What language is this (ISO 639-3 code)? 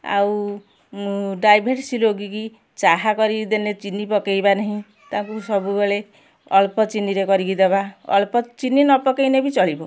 ori